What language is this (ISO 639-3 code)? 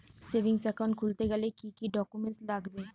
ben